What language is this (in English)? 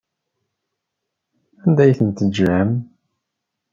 Kabyle